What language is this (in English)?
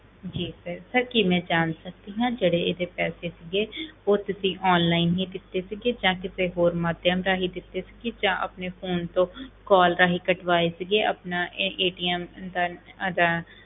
Punjabi